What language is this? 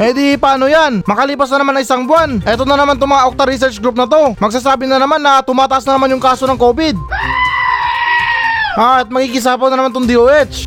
Filipino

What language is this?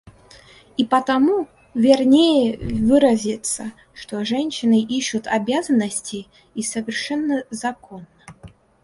Russian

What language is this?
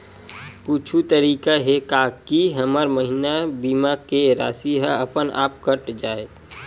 Chhattisgarhi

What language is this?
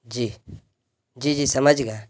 Urdu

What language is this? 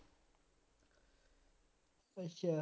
Punjabi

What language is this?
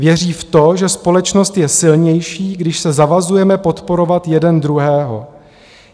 Czech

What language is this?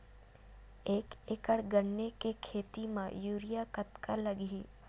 Chhattisgarhi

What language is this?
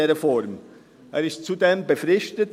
Swiss German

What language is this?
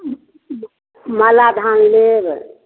Maithili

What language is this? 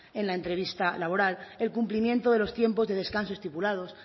Spanish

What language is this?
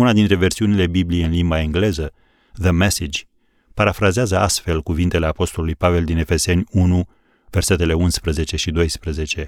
Romanian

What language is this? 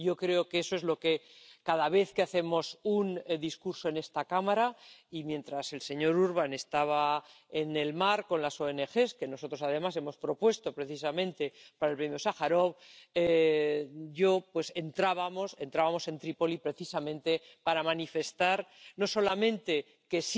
Spanish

